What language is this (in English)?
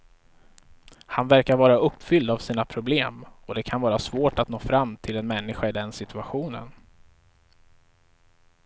Swedish